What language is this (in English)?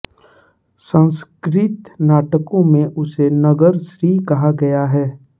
Hindi